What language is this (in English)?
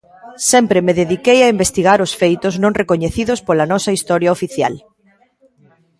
Galician